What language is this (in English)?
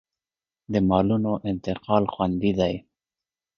Pashto